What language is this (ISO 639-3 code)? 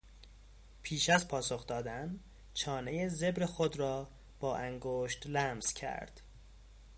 fas